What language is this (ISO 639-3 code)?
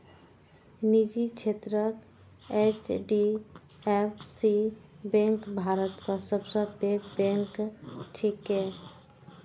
mai